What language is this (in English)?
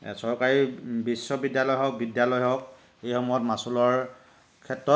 Assamese